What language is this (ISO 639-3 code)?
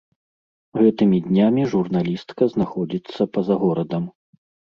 bel